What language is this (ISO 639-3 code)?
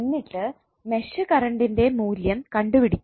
mal